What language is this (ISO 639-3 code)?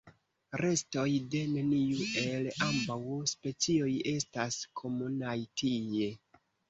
epo